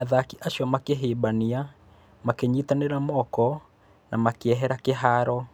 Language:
Kikuyu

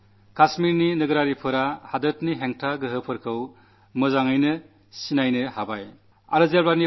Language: Malayalam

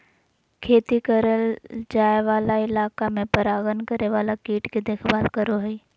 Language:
Magahi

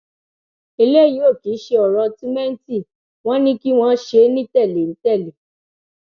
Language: Yoruba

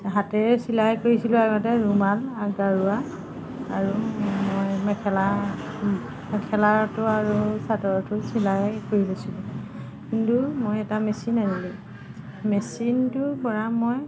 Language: Assamese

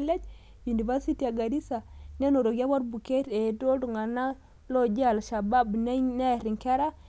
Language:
Masai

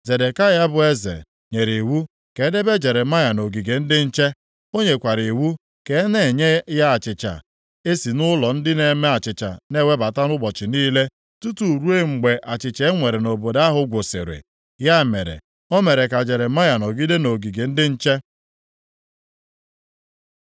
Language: Igbo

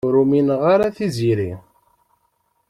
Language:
Kabyle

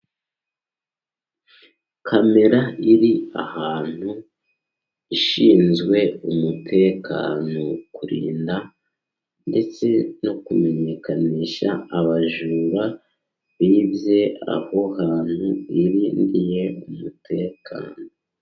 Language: Kinyarwanda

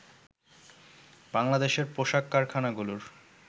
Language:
Bangla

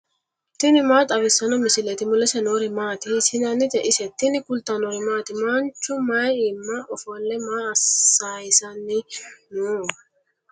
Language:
Sidamo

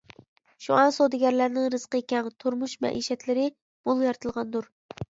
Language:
Uyghur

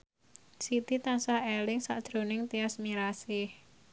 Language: Javanese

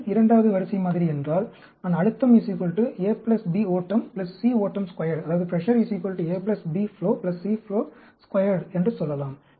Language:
Tamil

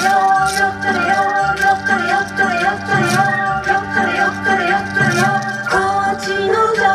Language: Japanese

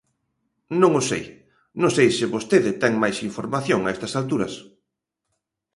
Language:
Galician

